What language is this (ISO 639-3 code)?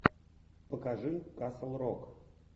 rus